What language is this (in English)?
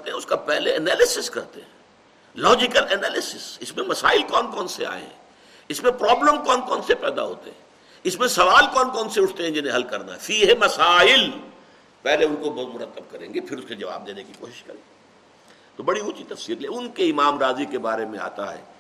Urdu